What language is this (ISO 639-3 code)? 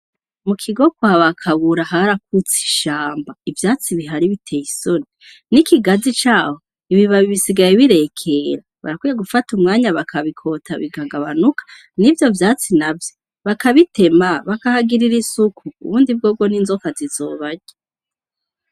run